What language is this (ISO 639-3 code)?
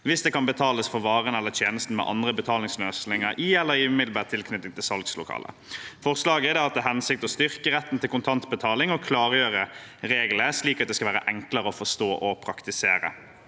nor